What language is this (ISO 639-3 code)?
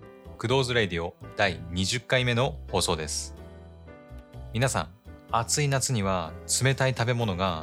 jpn